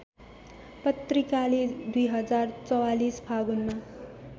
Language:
Nepali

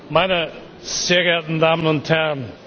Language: German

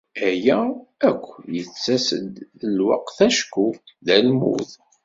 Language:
Kabyle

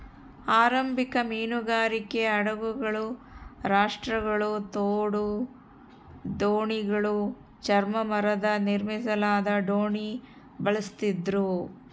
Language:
Kannada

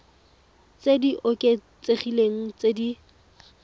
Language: Tswana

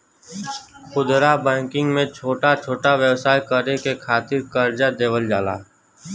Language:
Bhojpuri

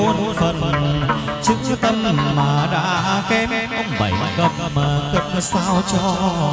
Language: Vietnamese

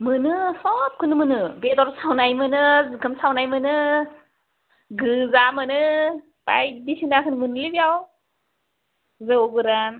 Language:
Bodo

